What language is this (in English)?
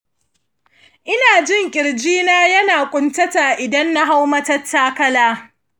Hausa